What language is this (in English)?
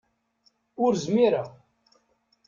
Kabyle